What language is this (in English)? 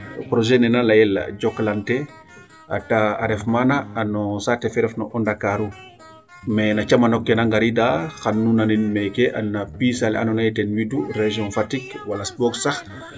Serer